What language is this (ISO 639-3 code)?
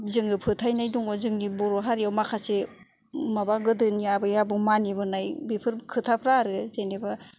brx